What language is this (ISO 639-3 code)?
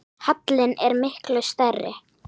isl